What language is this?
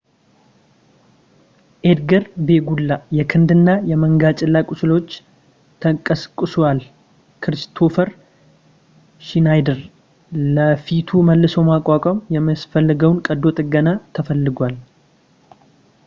Amharic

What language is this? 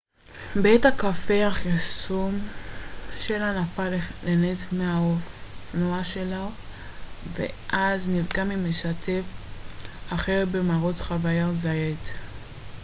Hebrew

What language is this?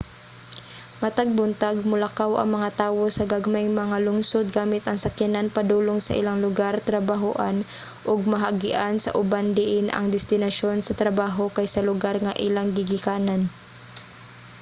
Cebuano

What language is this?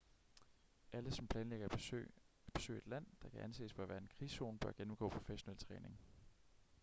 Danish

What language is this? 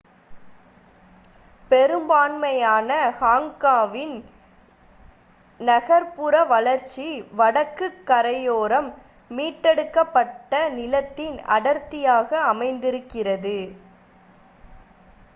Tamil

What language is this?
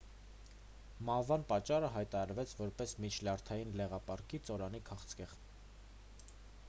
Armenian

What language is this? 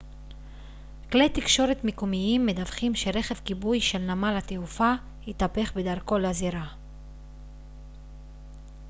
Hebrew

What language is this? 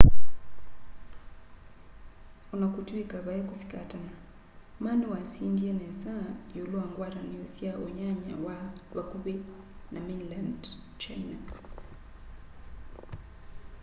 Kamba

